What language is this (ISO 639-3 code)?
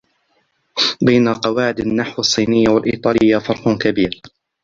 ara